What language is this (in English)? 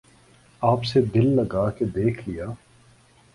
Urdu